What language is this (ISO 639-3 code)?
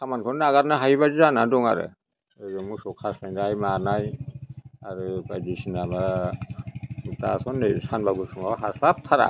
brx